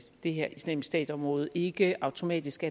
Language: Danish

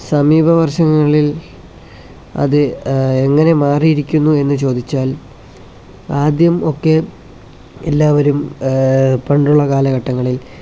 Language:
Malayalam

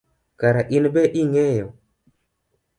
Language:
Luo (Kenya and Tanzania)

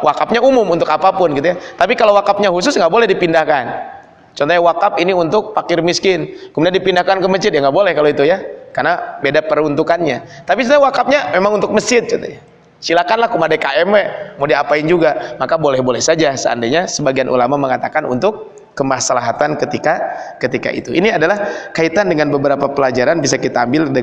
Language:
Indonesian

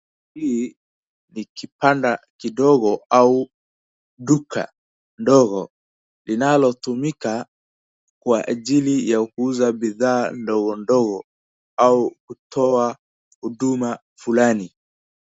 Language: Swahili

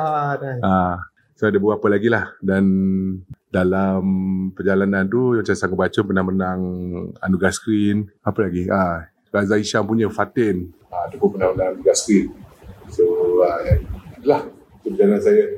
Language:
Malay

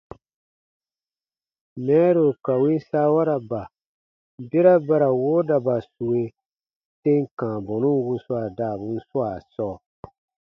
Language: Baatonum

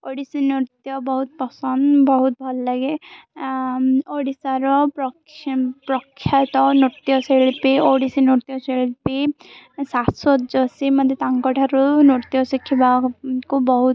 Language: Odia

